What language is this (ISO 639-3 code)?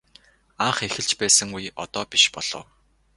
mon